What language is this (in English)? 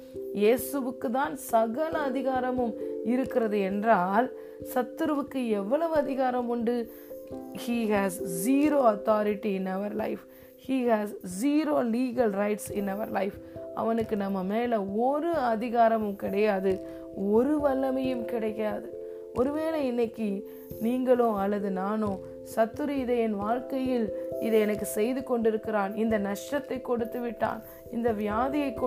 Tamil